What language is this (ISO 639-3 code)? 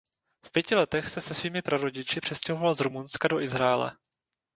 ces